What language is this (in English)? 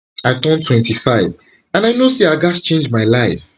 Nigerian Pidgin